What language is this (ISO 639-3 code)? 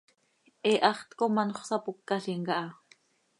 sei